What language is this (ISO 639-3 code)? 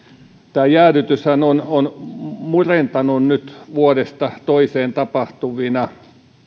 fin